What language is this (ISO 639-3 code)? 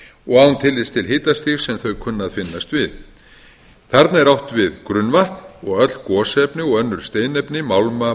isl